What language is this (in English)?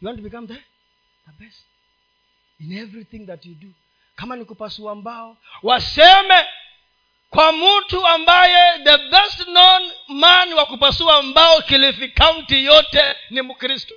Swahili